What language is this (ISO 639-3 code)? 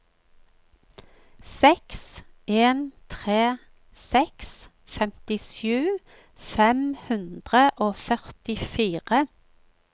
nor